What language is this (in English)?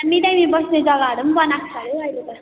Nepali